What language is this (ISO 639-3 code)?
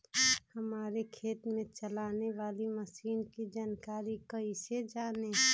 mag